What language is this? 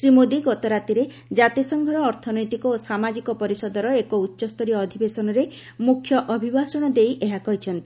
Odia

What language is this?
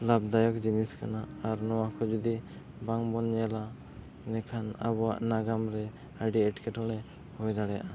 Santali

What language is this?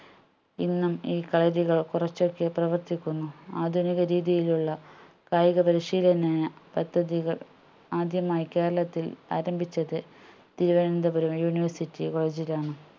Malayalam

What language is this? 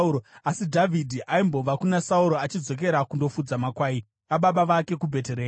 Shona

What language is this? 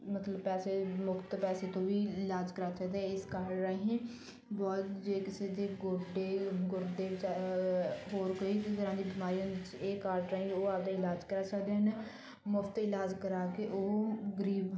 Punjabi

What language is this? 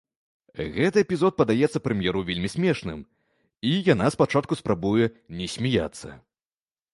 Belarusian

